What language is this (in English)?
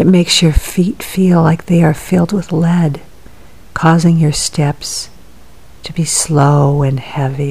English